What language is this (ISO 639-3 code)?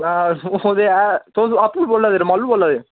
doi